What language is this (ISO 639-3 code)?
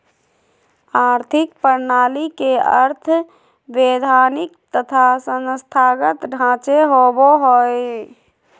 mag